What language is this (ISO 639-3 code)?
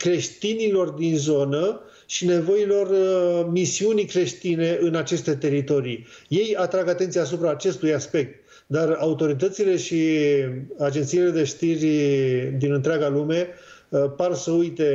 ron